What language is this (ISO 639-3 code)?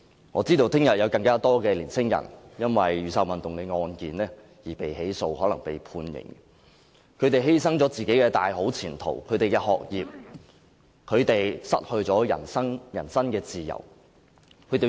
yue